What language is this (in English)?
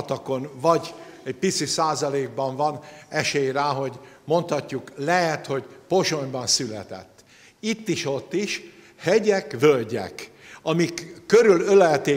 Hungarian